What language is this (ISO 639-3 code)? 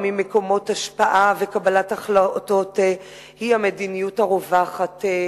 heb